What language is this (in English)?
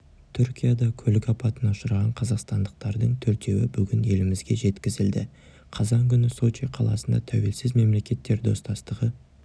Kazakh